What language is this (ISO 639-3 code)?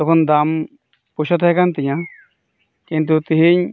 sat